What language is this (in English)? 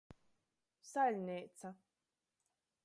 Latgalian